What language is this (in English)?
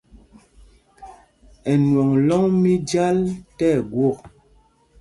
Mpumpong